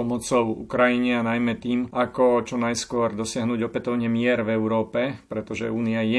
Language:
Slovak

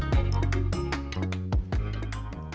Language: Indonesian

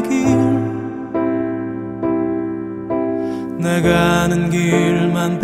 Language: Korean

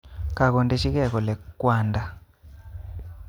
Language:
Kalenjin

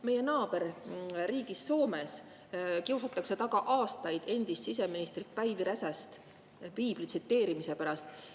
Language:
Estonian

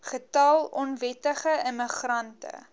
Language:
Afrikaans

